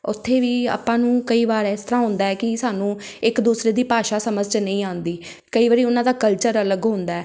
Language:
Punjabi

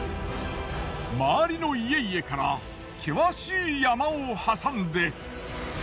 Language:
Japanese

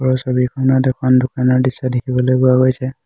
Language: Assamese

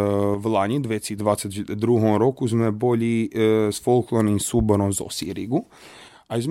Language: Slovak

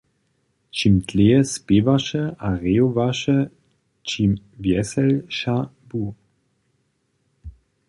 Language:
Upper Sorbian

